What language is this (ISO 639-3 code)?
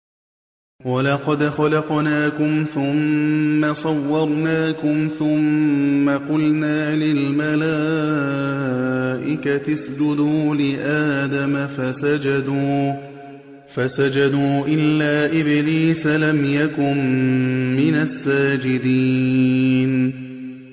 ara